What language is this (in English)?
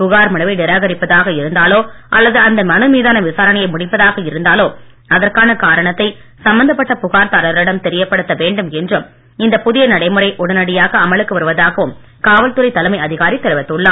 Tamil